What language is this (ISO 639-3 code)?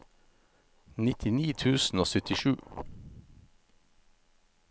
nor